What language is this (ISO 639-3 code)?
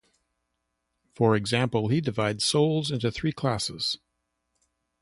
eng